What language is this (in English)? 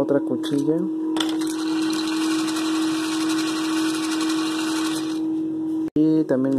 Spanish